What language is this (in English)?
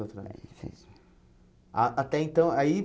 Portuguese